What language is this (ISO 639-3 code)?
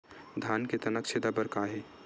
hne